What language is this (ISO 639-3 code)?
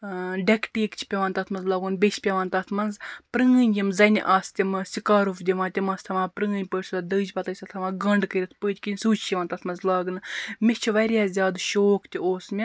kas